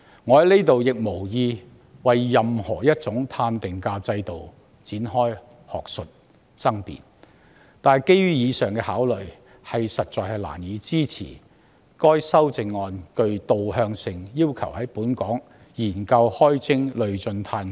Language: Cantonese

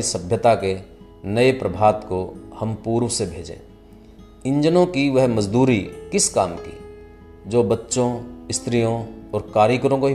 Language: Hindi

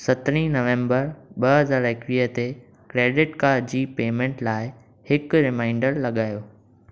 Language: Sindhi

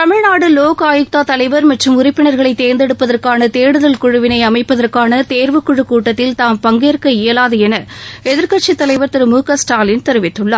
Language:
Tamil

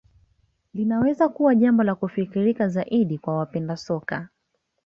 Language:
Swahili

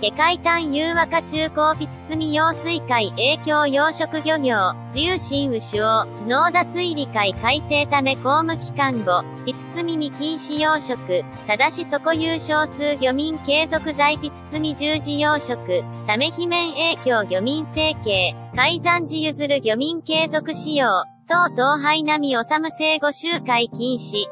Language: Japanese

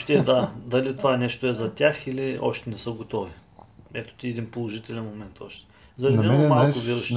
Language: Bulgarian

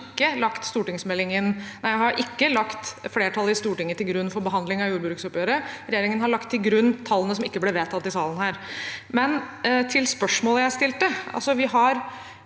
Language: Norwegian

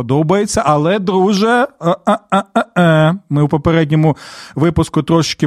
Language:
Ukrainian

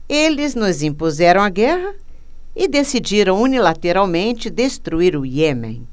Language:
Portuguese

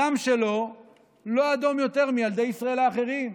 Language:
Hebrew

